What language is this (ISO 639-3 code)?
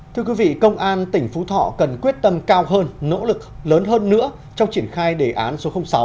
vie